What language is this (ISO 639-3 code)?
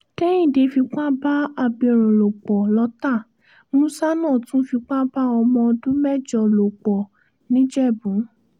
yor